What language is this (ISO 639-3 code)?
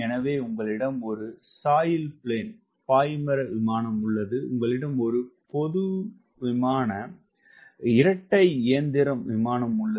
tam